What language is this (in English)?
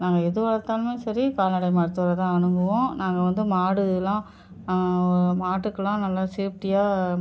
Tamil